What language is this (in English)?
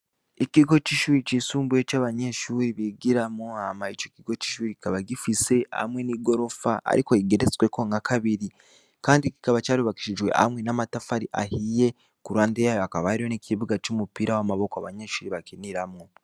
Rundi